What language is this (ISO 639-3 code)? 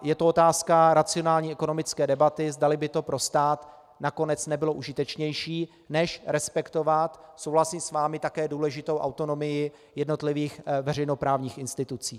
ces